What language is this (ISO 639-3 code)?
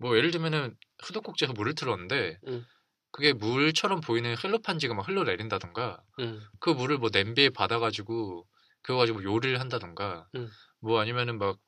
kor